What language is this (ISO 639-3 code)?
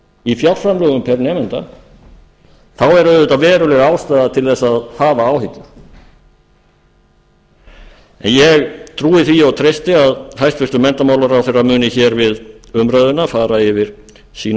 isl